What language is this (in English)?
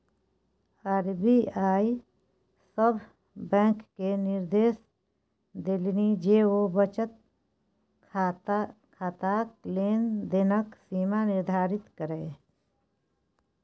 Maithili